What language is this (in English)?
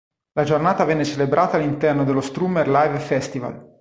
Italian